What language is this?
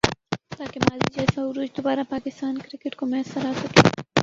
Urdu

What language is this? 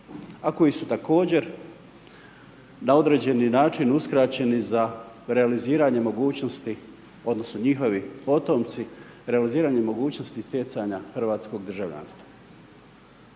Croatian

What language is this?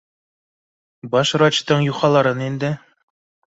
Bashkir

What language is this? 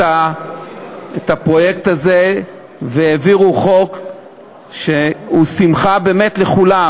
Hebrew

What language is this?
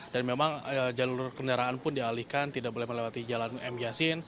Indonesian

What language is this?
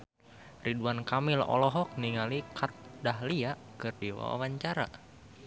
Sundanese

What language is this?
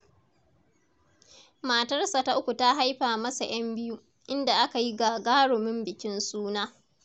Hausa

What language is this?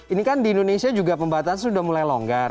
Indonesian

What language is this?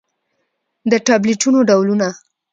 Pashto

